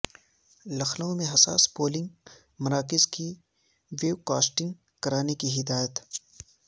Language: Urdu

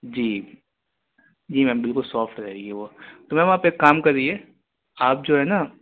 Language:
Urdu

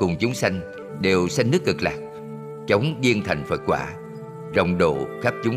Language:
Vietnamese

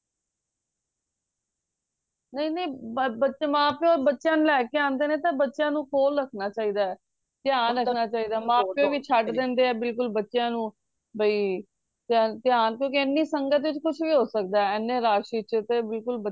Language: Punjabi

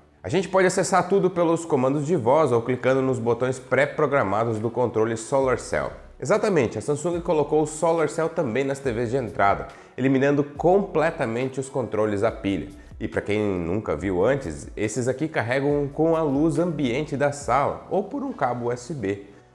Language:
Portuguese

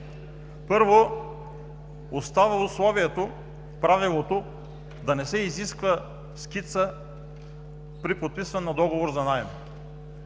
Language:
Bulgarian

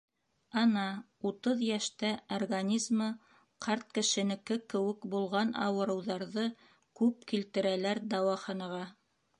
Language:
Bashkir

